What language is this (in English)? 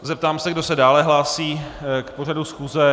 Czech